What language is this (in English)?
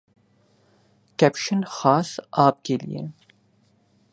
Urdu